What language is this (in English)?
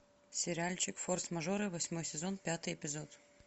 Russian